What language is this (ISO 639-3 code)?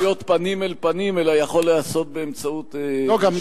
heb